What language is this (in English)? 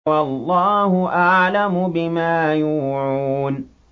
Arabic